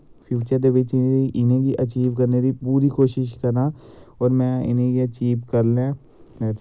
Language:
Dogri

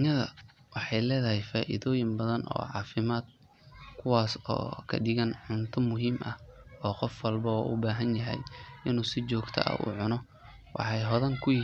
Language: Somali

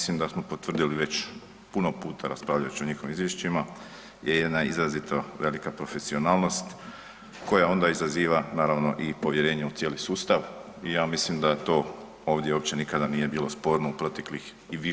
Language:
Croatian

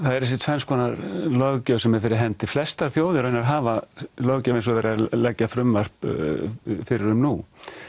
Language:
Icelandic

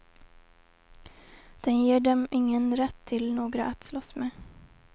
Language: Swedish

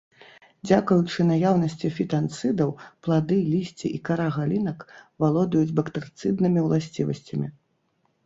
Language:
Belarusian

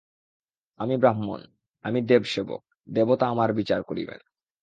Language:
Bangla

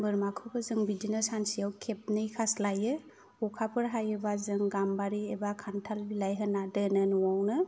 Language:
Bodo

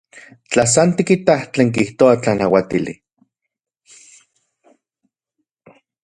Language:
Central Puebla Nahuatl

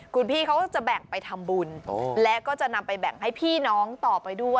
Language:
Thai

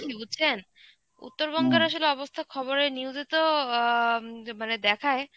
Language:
Bangla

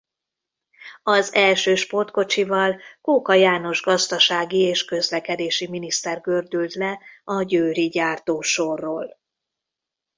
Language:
Hungarian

